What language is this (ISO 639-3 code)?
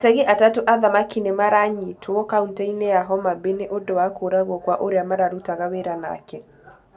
kik